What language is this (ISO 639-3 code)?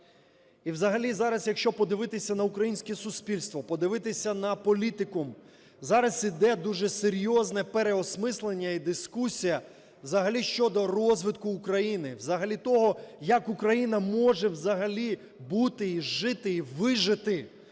ukr